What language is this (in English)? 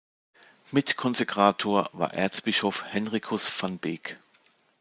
German